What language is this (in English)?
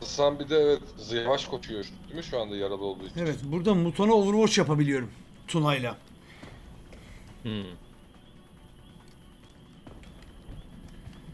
Turkish